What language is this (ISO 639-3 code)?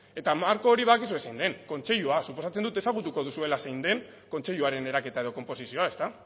eus